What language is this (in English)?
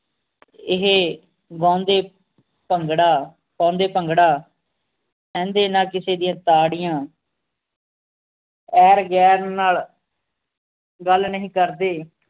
Punjabi